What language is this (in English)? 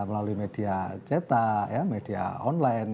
Indonesian